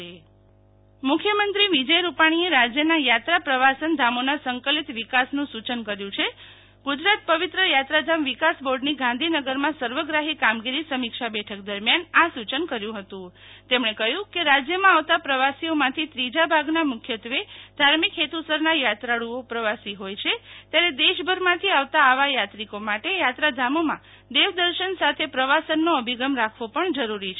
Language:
Gujarati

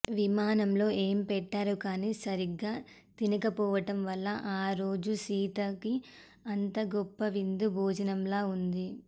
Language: Telugu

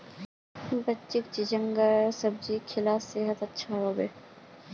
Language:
Magahi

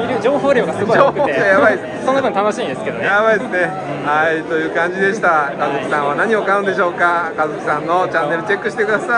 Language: Japanese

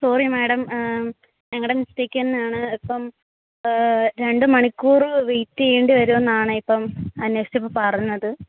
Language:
Malayalam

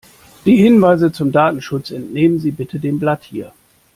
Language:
German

